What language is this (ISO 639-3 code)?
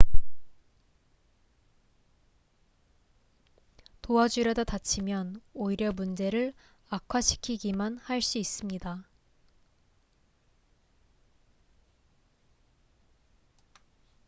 kor